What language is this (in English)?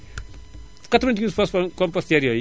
Wolof